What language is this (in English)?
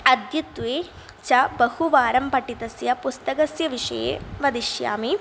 Sanskrit